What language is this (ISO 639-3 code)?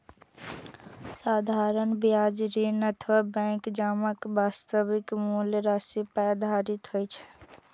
mai